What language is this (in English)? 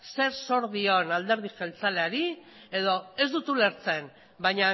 Basque